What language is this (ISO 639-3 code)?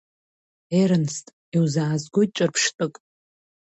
abk